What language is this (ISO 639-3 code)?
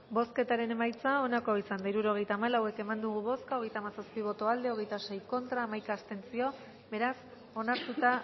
eus